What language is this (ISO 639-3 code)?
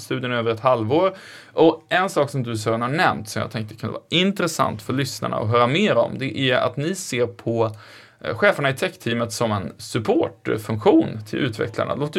swe